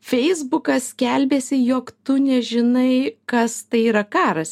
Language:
Lithuanian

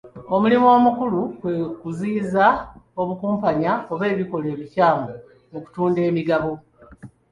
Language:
Ganda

